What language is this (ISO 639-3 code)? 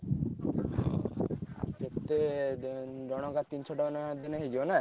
ori